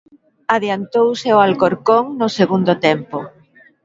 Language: Galician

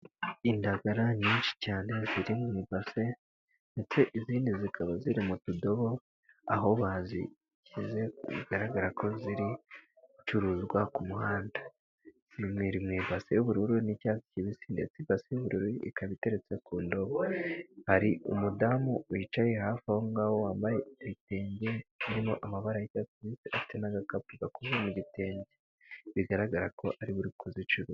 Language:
Kinyarwanda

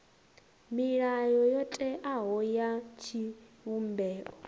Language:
Venda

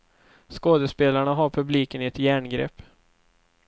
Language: Swedish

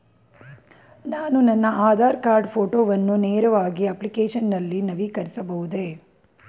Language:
Kannada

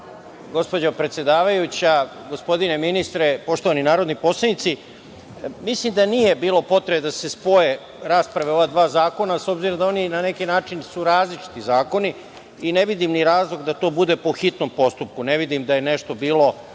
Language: Serbian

